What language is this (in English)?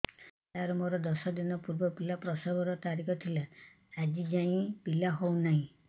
Odia